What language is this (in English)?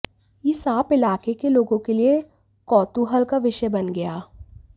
Hindi